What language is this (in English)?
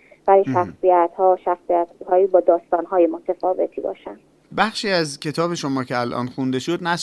Persian